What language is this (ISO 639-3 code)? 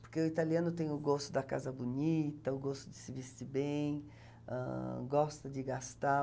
por